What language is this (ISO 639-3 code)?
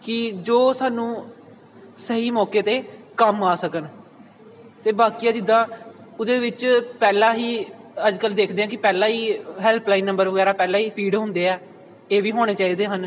pan